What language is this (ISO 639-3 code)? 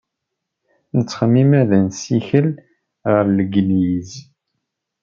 kab